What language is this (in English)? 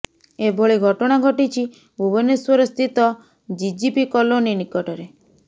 Odia